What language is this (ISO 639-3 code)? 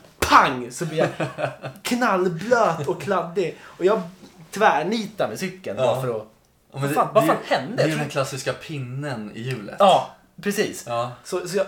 swe